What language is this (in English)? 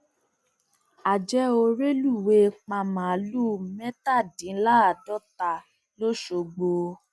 Yoruba